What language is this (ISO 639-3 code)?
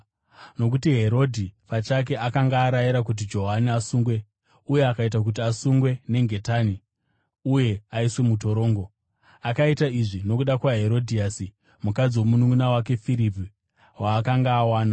sna